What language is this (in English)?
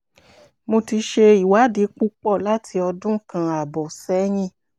Yoruba